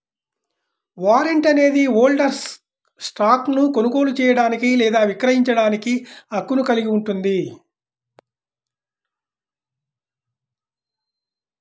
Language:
Telugu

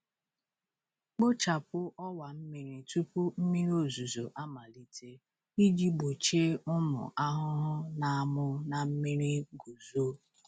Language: Igbo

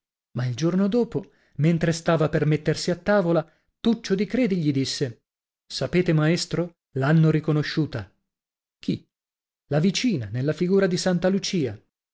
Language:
Italian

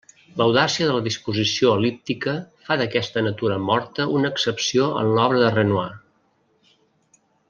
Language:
Catalan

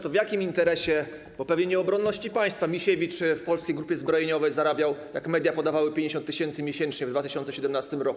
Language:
Polish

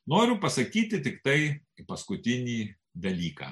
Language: Lithuanian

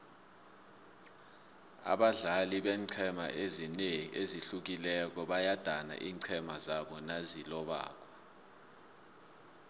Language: South Ndebele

